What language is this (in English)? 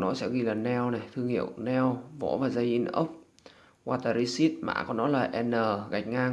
Vietnamese